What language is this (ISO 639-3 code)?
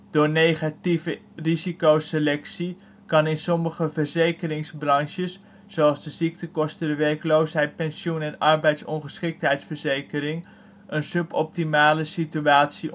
nld